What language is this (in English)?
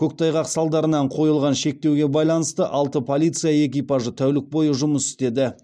Kazakh